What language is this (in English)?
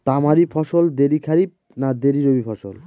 Bangla